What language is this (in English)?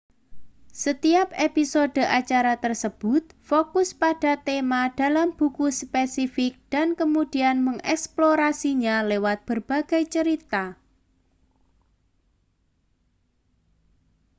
Indonesian